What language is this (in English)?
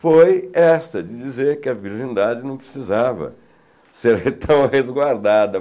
Portuguese